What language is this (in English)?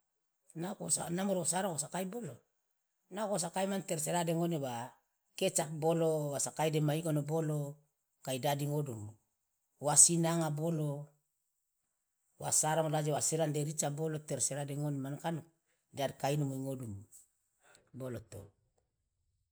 Loloda